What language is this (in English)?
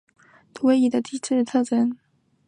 Chinese